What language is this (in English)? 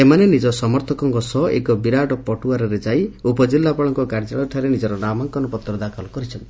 Odia